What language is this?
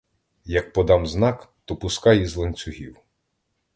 Ukrainian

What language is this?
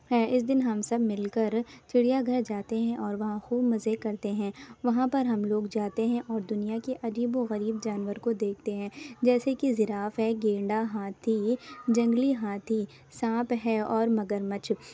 Urdu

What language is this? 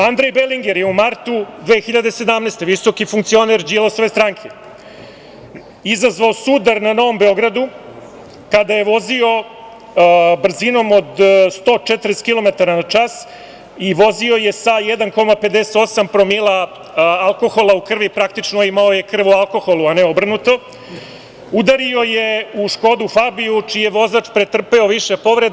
Serbian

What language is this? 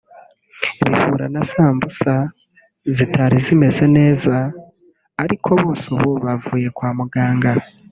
Kinyarwanda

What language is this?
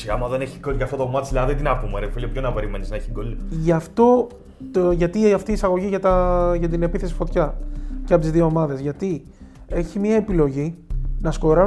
Greek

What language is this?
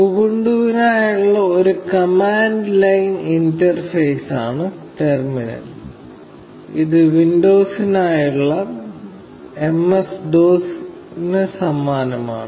Malayalam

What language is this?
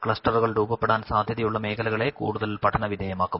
Malayalam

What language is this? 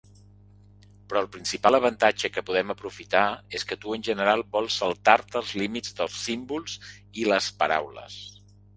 Catalan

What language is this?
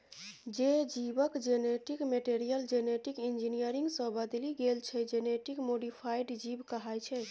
Maithili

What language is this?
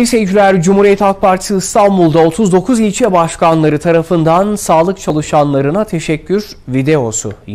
Turkish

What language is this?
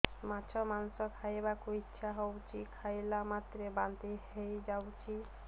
Odia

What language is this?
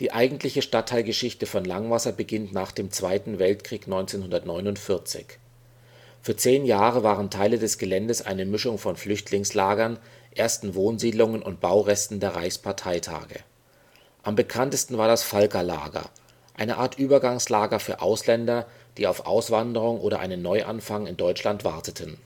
German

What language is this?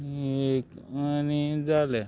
Konkani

